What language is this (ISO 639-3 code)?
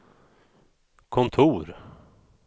swe